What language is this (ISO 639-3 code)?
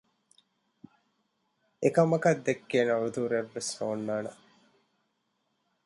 div